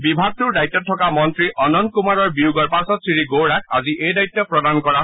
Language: Assamese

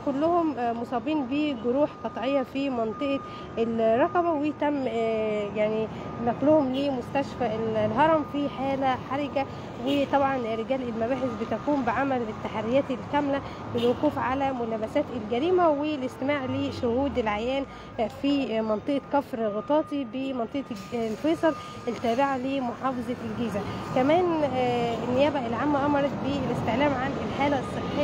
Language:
Arabic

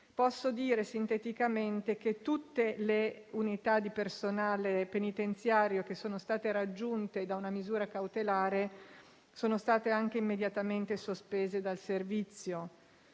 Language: Italian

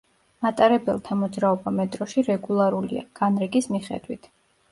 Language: Georgian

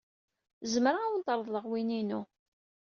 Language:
Kabyle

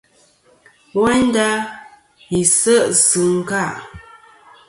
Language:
Kom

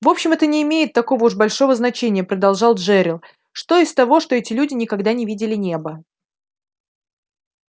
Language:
Russian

